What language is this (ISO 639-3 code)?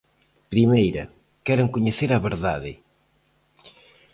glg